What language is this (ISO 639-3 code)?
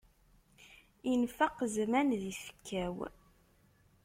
kab